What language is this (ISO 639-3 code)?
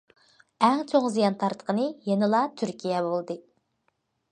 uig